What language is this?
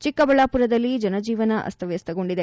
Kannada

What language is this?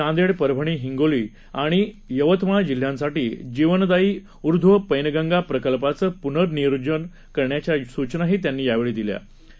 Marathi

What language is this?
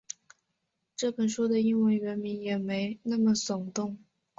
Chinese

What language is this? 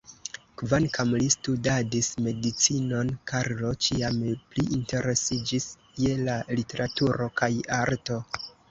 Esperanto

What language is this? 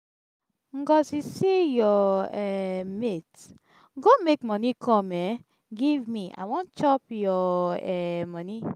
Nigerian Pidgin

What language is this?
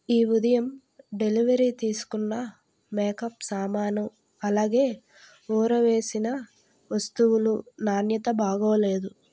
Telugu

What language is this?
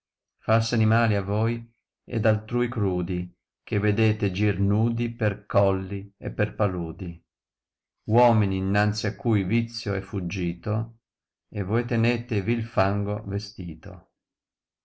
Italian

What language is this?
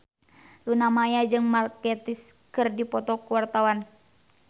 Sundanese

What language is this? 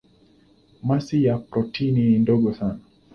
Swahili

